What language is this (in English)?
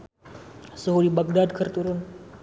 Sundanese